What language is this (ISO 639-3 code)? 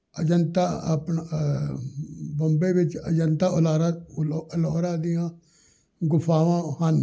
pan